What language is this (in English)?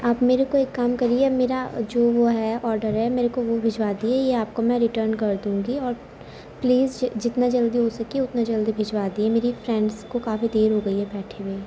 Urdu